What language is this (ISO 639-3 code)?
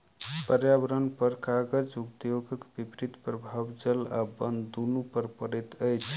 mai